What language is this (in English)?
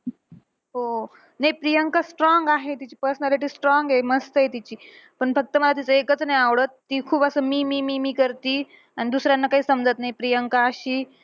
Marathi